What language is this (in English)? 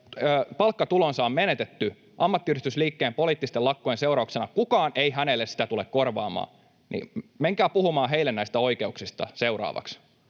Finnish